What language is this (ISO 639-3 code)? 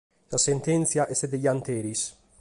srd